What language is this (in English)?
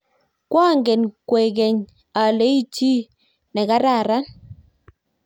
Kalenjin